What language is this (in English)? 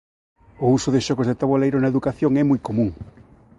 Galician